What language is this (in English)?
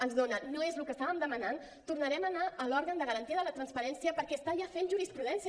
Catalan